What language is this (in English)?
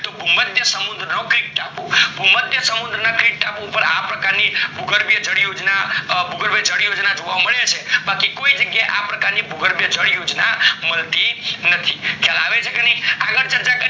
Gujarati